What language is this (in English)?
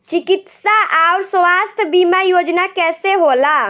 Bhojpuri